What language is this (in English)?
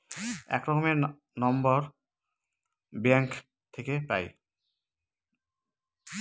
Bangla